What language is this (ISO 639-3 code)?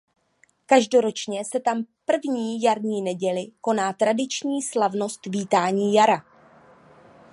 ces